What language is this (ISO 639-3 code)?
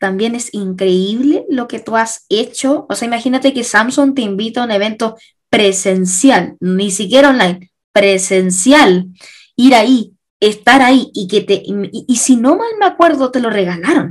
spa